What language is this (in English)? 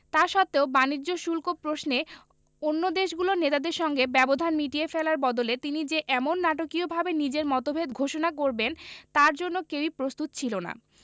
Bangla